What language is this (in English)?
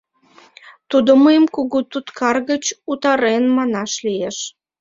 Mari